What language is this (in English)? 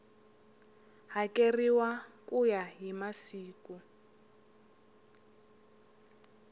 Tsonga